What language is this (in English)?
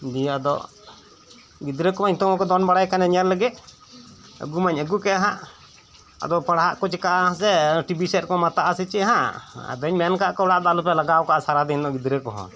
Santali